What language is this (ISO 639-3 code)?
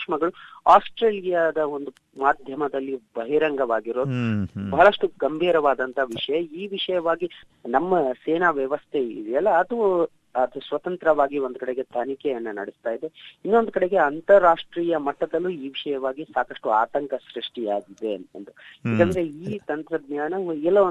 kan